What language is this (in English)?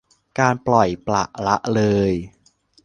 Thai